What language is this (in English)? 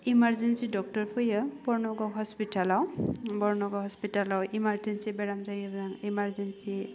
Bodo